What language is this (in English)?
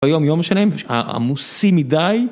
Hebrew